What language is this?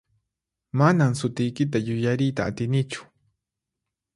Puno Quechua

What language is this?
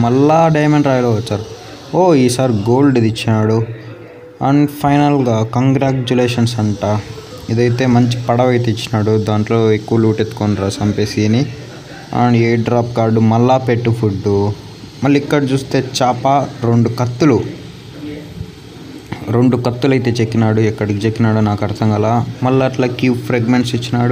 Hindi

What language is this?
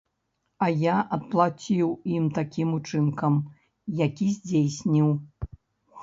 Belarusian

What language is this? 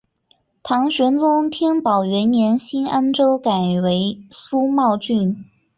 Chinese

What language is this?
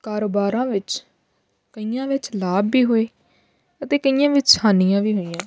Punjabi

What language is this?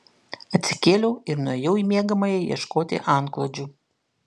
Lithuanian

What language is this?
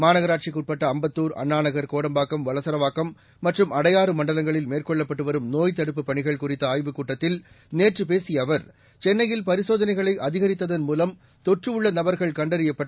Tamil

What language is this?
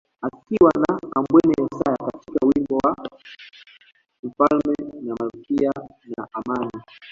Swahili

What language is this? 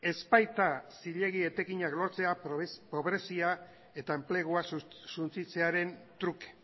Basque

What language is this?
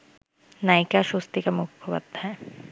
Bangla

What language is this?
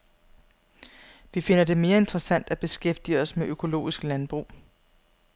Danish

